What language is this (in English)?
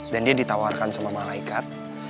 Indonesian